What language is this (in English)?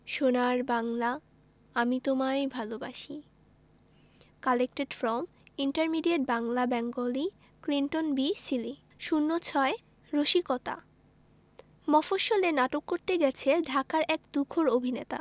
Bangla